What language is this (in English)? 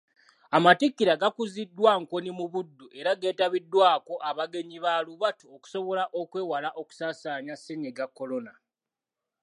Ganda